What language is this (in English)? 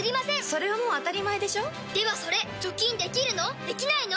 Japanese